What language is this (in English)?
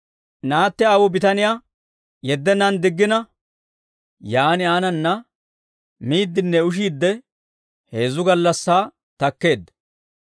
Dawro